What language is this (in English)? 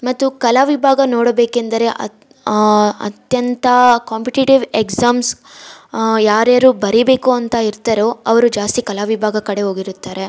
Kannada